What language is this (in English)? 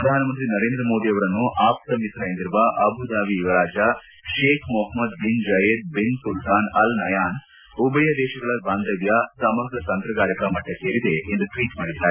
Kannada